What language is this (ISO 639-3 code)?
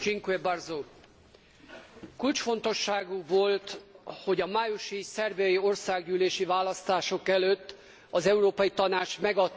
hun